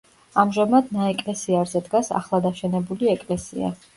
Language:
Georgian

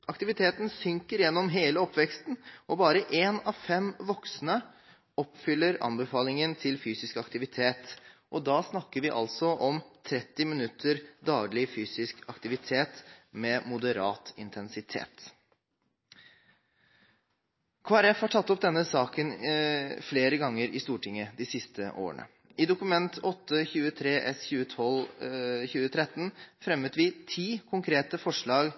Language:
Norwegian Bokmål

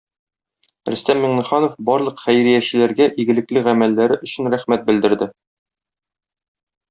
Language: Tatar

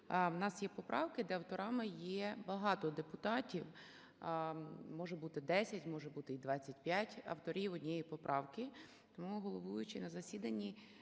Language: Ukrainian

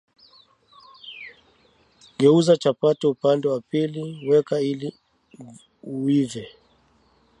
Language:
Swahili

